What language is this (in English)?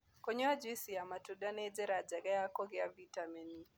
Kikuyu